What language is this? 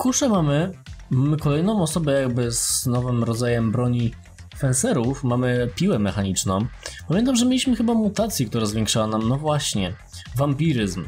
Polish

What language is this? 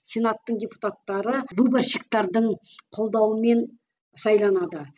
Kazakh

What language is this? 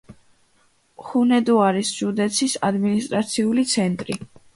Georgian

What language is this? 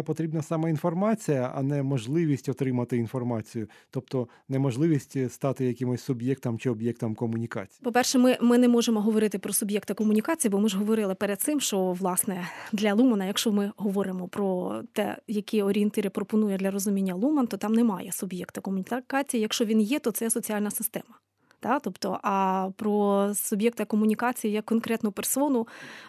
Ukrainian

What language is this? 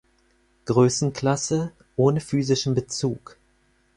German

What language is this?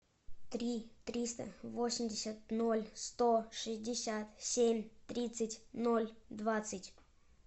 Russian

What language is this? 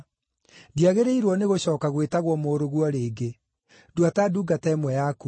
Kikuyu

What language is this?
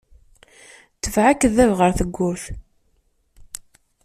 Kabyle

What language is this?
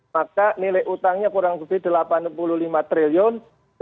Indonesian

